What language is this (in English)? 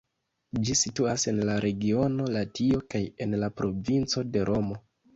Esperanto